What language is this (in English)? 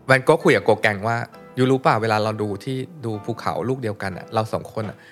Thai